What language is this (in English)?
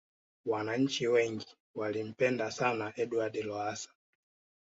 Swahili